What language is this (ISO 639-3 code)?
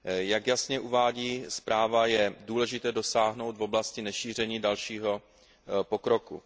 ces